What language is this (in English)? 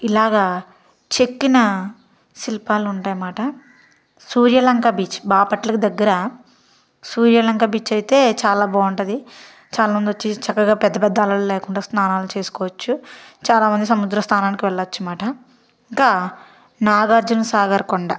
Telugu